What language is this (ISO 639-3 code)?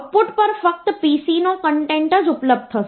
guj